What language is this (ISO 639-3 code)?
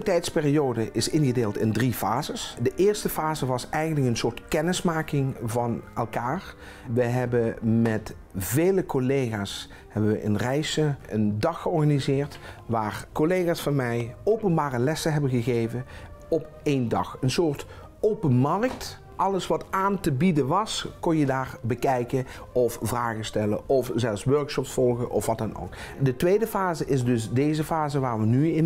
nld